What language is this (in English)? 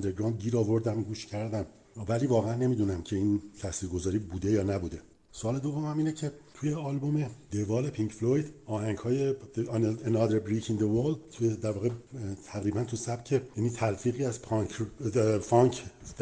Persian